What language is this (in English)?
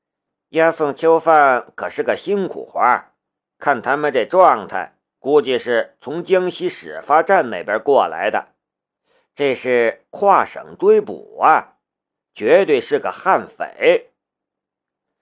Chinese